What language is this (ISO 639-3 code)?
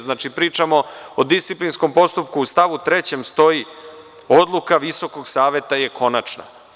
srp